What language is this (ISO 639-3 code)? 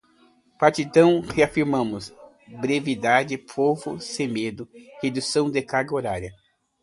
por